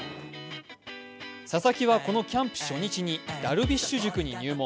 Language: Japanese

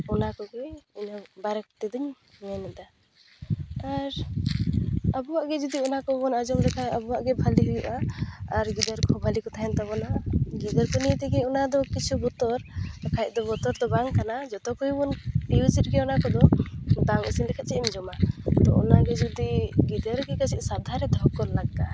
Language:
Santali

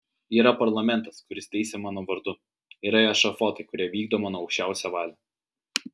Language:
Lithuanian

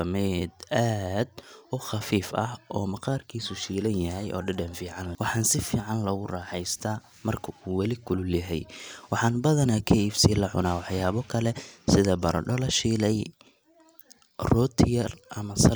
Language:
Somali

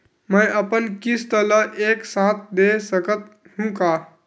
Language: Chhattisgarhi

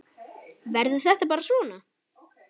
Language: Icelandic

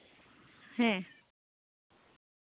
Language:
Santali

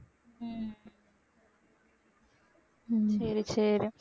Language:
Tamil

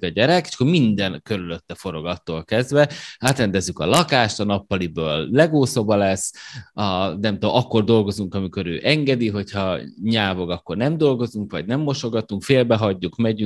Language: Hungarian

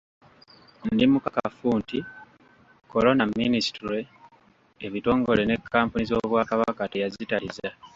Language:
Ganda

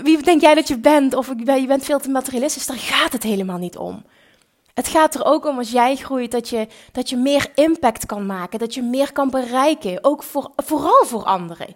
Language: Dutch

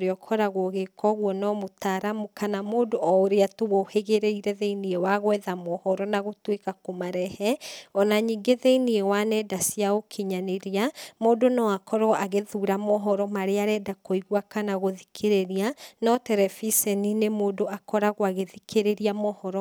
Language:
Kikuyu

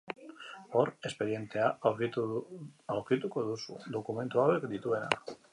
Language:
Basque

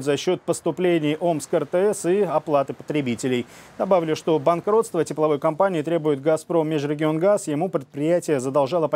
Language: Russian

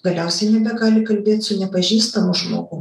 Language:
Lithuanian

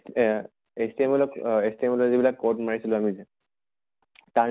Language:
Assamese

